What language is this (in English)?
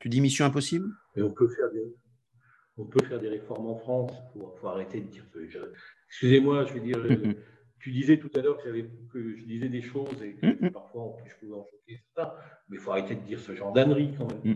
French